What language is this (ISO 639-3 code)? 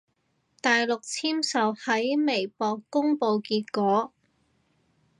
yue